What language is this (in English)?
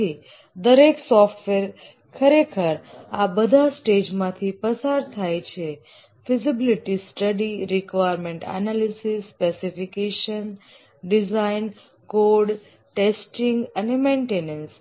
Gujarati